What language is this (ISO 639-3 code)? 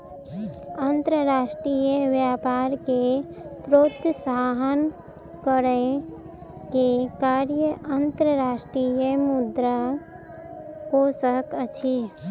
mai